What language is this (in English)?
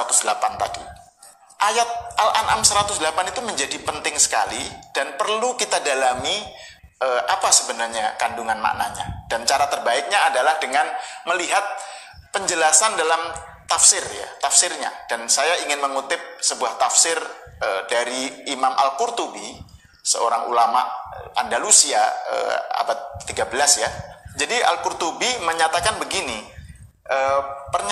Indonesian